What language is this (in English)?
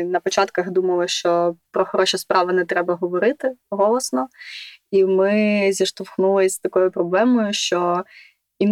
Ukrainian